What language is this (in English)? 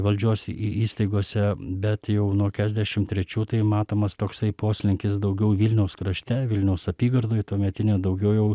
Lithuanian